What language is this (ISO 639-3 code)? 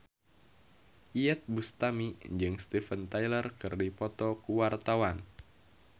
sun